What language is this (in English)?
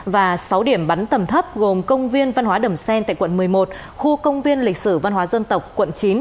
Vietnamese